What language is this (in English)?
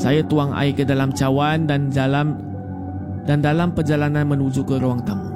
Malay